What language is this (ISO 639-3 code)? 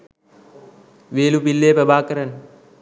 sin